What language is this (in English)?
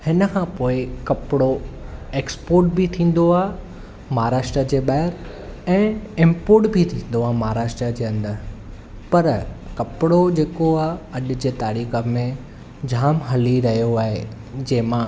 Sindhi